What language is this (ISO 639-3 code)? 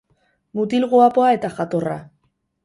eus